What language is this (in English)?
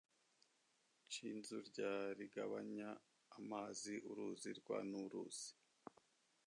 Kinyarwanda